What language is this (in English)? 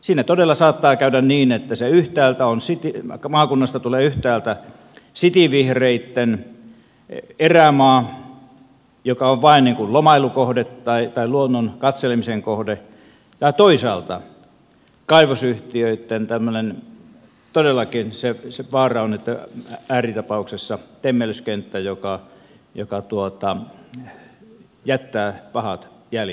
Finnish